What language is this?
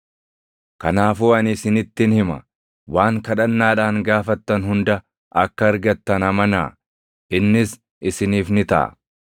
Oromo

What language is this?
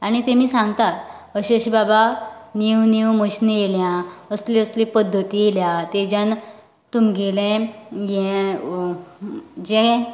Konkani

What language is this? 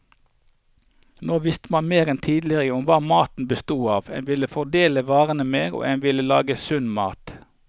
Norwegian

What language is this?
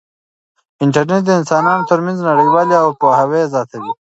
Pashto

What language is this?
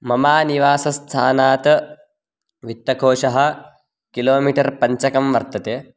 Sanskrit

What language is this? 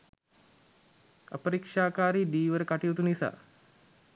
Sinhala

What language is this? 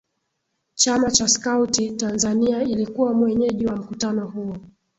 Swahili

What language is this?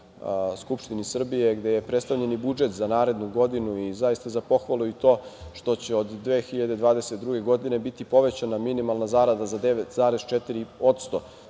Serbian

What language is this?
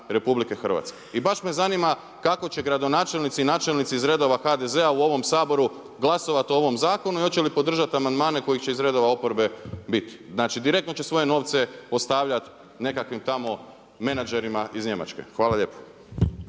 Croatian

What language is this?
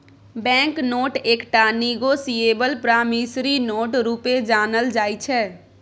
Maithili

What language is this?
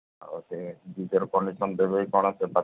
Odia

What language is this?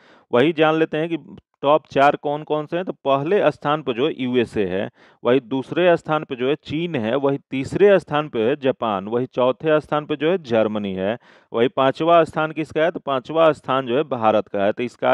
Hindi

